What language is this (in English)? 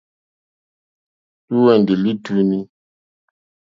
Mokpwe